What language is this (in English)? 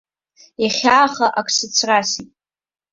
Abkhazian